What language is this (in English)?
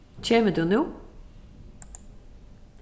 Faroese